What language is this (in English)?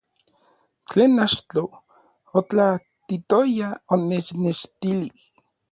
Orizaba Nahuatl